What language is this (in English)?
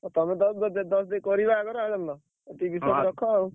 Odia